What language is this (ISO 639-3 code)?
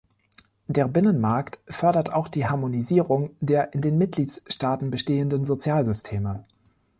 deu